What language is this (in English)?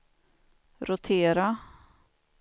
Swedish